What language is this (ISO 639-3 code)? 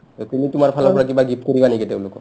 asm